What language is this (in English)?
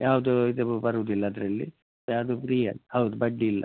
Kannada